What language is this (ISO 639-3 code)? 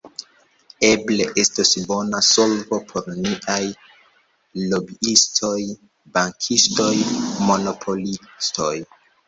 epo